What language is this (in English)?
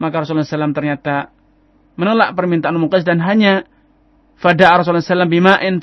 Indonesian